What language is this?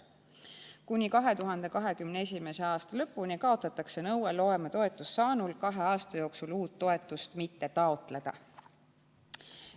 Estonian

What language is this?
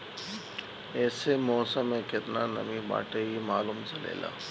Bhojpuri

